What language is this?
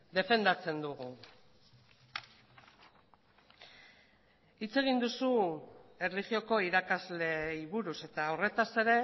Basque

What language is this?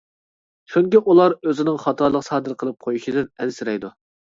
Uyghur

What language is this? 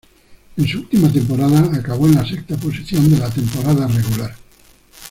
Spanish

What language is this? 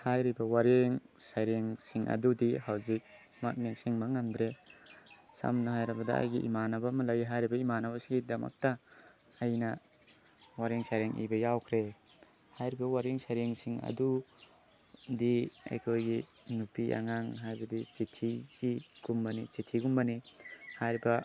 Manipuri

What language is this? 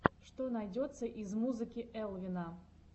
Russian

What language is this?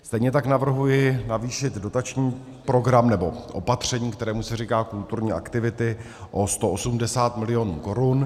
Czech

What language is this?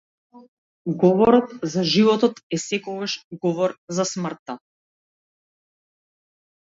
Macedonian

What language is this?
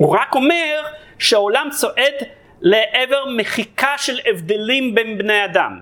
Hebrew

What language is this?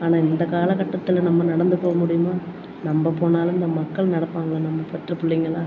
Tamil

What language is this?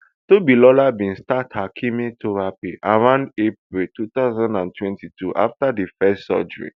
Nigerian Pidgin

